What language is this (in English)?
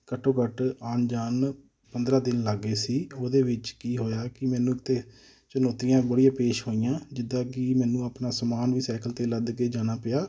Punjabi